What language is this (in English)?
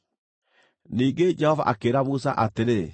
Kikuyu